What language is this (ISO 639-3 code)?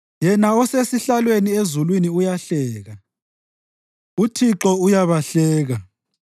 nde